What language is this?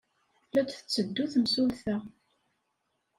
Kabyle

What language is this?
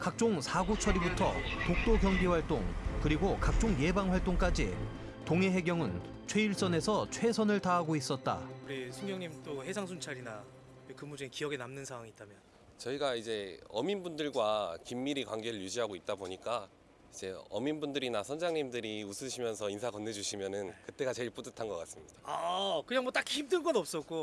Korean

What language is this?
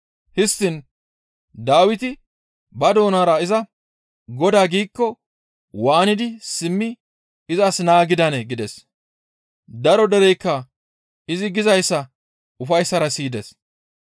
Gamo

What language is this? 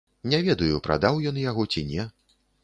Belarusian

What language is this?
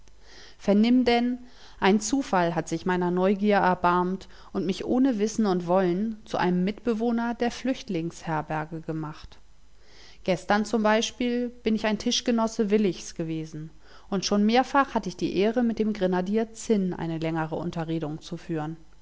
German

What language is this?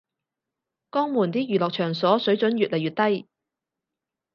Cantonese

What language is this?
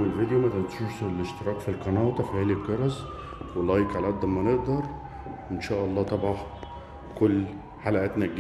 Arabic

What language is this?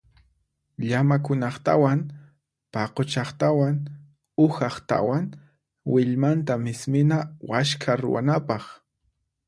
Puno Quechua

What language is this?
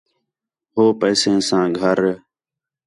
Khetrani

